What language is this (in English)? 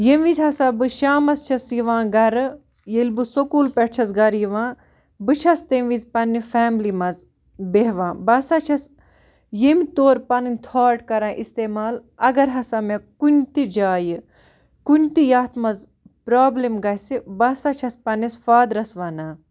Kashmiri